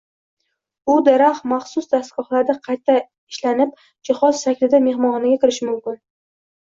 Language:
Uzbek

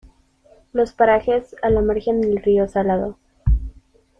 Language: Spanish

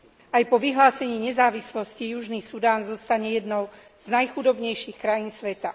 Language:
Slovak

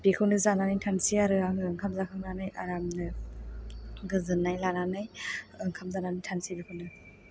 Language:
Bodo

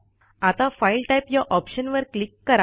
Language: Marathi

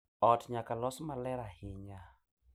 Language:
Luo (Kenya and Tanzania)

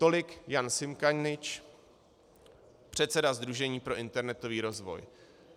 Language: Czech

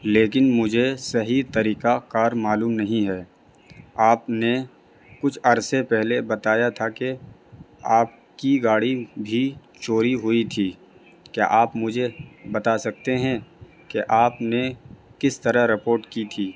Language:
Urdu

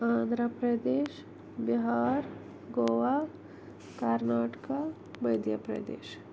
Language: Kashmiri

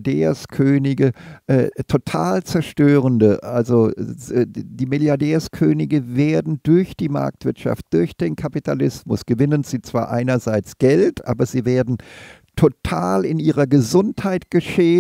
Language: German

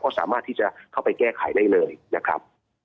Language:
Thai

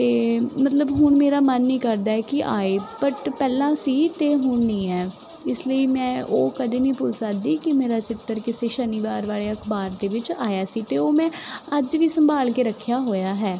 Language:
Punjabi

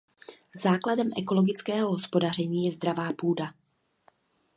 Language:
Czech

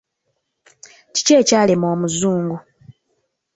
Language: Ganda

